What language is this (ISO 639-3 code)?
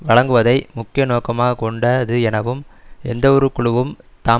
tam